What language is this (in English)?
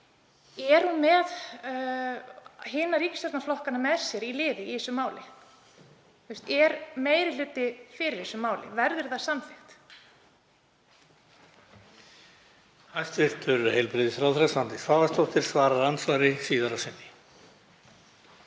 Icelandic